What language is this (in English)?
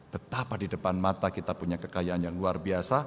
Indonesian